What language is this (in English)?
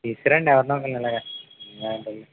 Telugu